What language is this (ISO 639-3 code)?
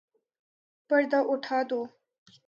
urd